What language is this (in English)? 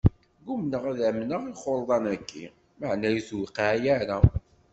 Kabyle